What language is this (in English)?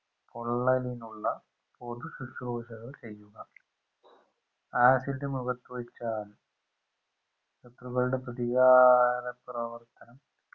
Malayalam